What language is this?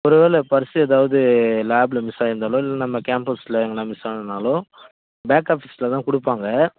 Tamil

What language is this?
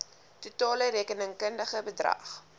Afrikaans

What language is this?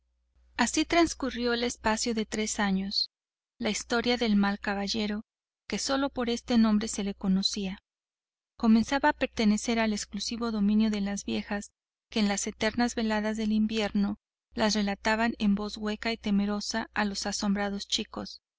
Spanish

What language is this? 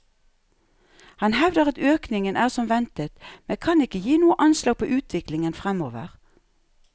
Norwegian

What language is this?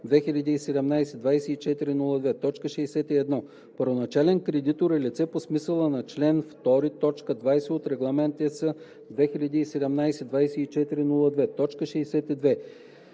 Bulgarian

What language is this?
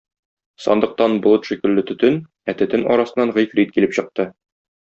Tatar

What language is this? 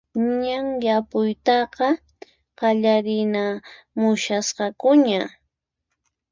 Puno Quechua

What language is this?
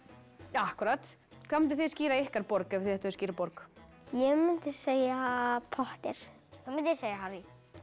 Icelandic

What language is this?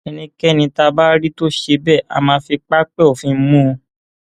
Yoruba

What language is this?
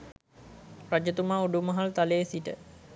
Sinhala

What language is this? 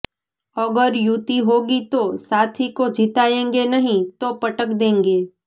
Gujarati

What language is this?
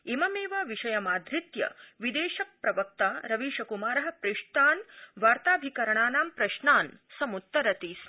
Sanskrit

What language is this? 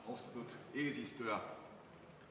Estonian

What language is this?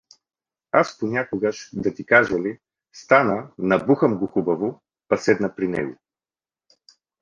Bulgarian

